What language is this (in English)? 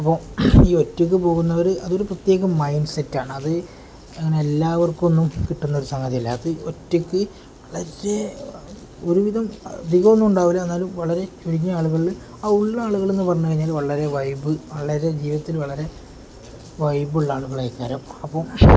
Malayalam